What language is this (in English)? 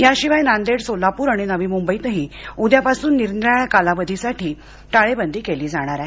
Marathi